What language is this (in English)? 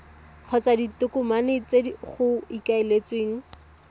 Tswana